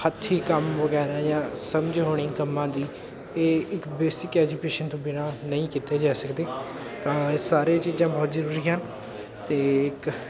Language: Punjabi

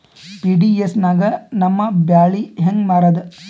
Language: Kannada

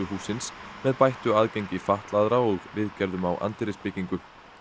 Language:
Icelandic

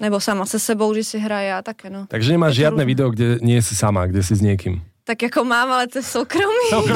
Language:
Slovak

